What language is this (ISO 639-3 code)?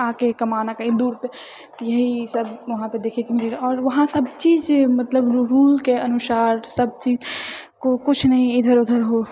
mai